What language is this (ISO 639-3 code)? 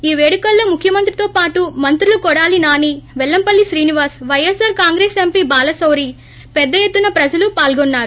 tel